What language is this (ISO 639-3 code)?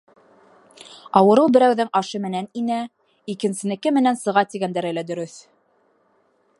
bak